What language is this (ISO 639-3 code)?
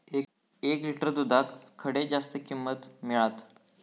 mar